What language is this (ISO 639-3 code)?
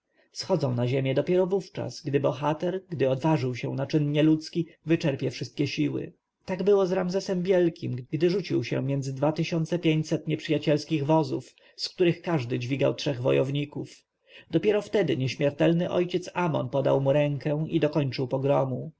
pol